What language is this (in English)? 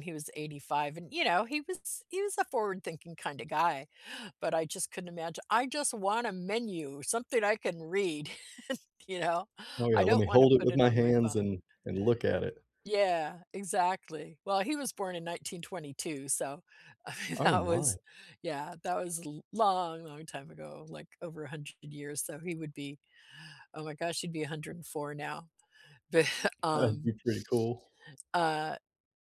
English